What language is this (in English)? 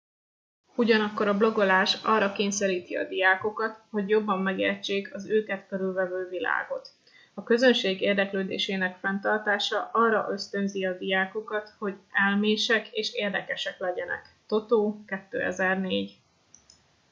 Hungarian